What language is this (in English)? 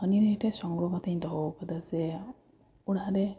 Santali